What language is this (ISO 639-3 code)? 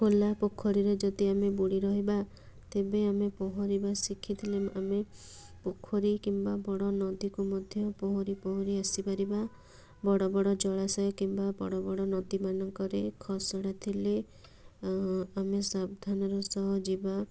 ori